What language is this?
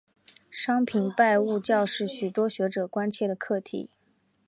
Chinese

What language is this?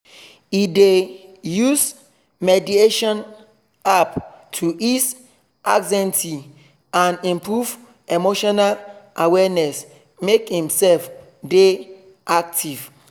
Nigerian Pidgin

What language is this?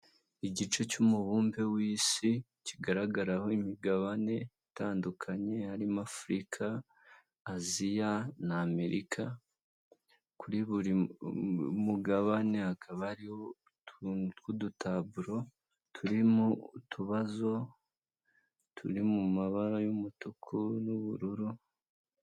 Kinyarwanda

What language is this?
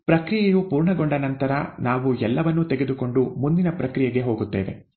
Kannada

